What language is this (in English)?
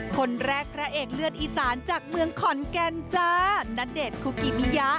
Thai